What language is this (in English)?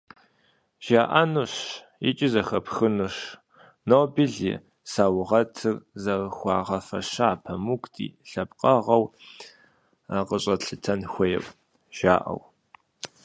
Kabardian